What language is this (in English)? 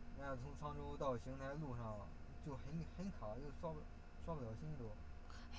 Chinese